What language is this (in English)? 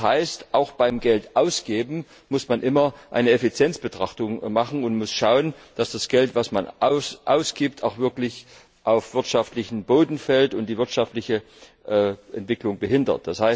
German